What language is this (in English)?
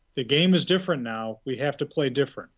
English